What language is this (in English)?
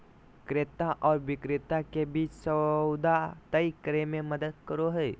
Magahi